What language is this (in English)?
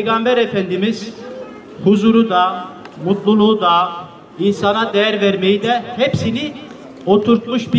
Turkish